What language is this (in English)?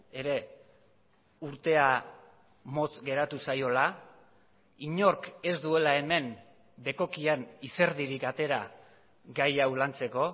Basque